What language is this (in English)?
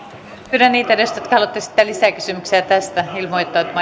Finnish